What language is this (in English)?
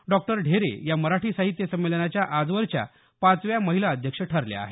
Marathi